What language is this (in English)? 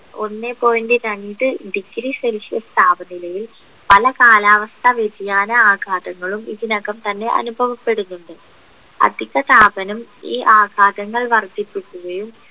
Malayalam